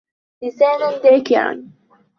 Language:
Arabic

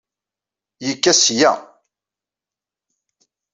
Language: Kabyle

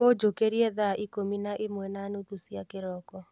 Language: Kikuyu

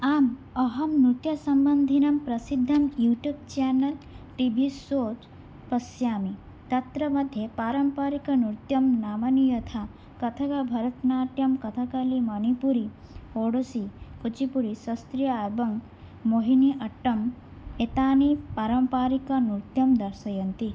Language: Sanskrit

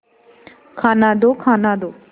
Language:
Hindi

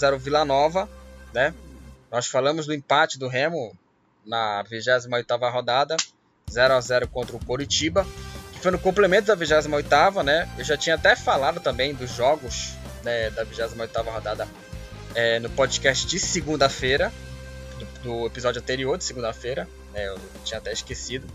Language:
Portuguese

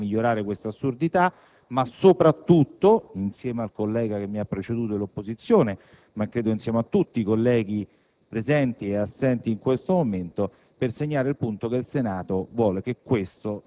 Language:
Italian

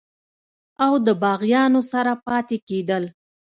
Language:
Pashto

